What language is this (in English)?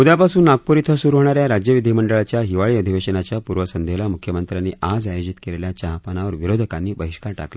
Marathi